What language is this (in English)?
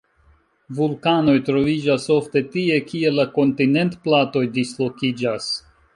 Esperanto